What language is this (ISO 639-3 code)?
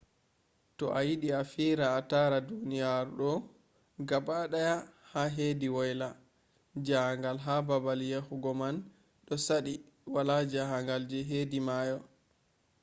ful